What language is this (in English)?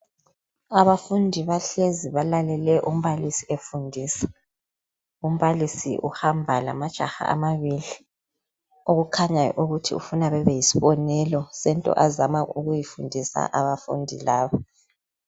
North Ndebele